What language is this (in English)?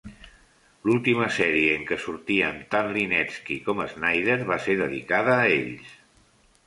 Catalan